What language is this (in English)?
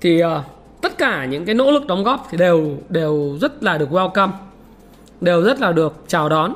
Vietnamese